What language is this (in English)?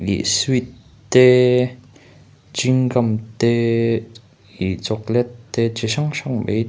Mizo